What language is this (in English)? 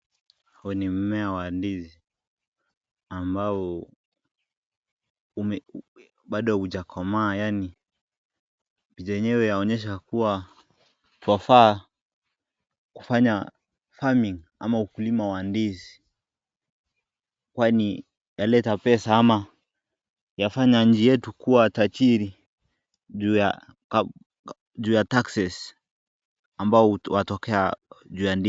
Swahili